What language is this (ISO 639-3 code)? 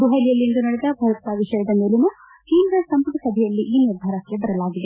kan